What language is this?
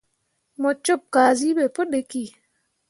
Mundang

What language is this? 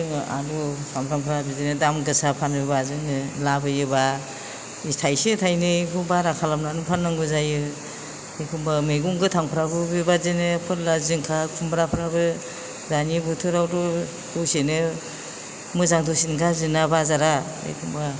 Bodo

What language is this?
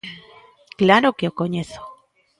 Galician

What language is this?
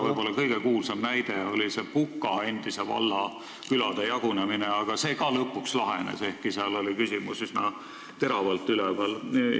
Estonian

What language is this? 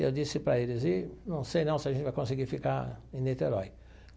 Portuguese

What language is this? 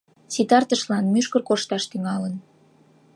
Mari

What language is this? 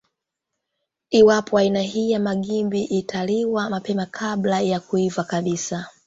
Swahili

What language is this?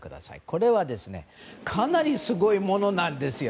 Japanese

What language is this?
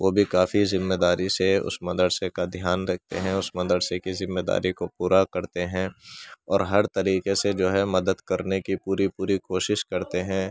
Urdu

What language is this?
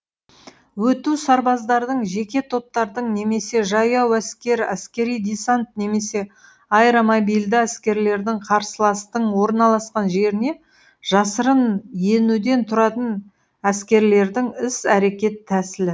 Kazakh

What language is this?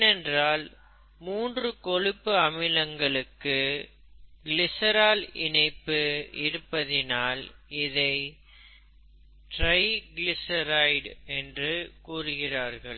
Tamil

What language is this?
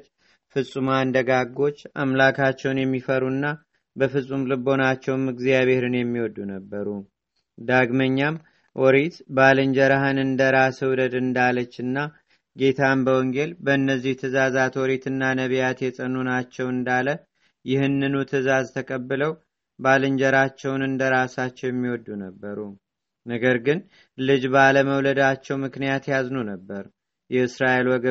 Amharic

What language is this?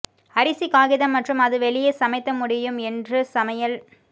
Tamil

